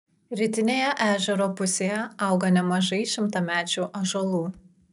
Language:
Lithuanian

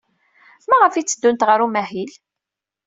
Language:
Kabyle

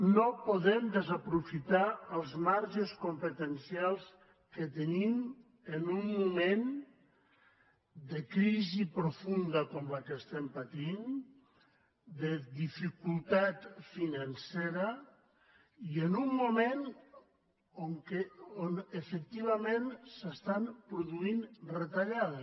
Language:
Catalan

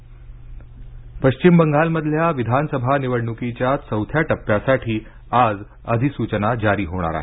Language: Marathi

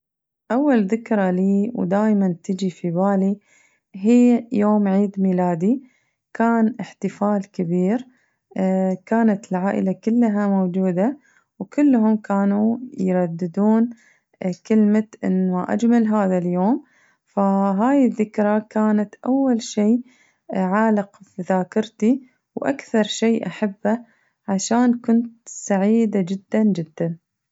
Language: Najdi Arabic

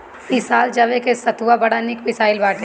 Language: Bhojpuri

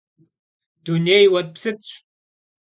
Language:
Kabardian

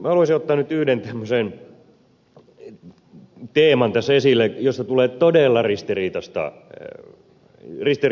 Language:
Finnish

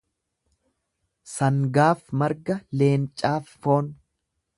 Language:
Oromo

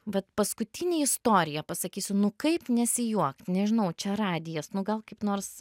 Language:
Lithuanian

